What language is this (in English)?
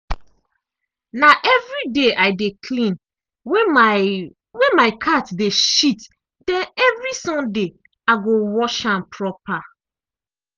Nigerian Pidgin